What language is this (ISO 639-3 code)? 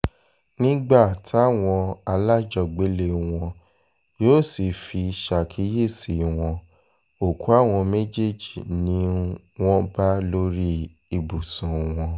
yor